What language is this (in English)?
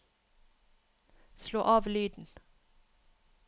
Norwegian